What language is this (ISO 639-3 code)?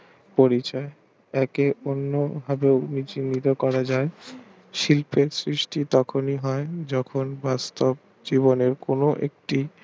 ben